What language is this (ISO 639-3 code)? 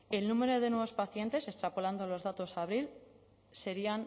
spa